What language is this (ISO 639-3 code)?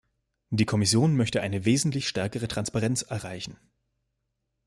deu